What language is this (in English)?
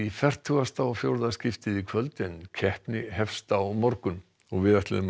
Icelandic